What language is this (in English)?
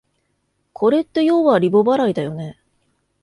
Japanese